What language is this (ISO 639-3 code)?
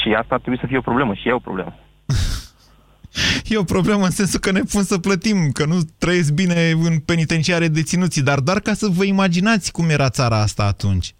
ron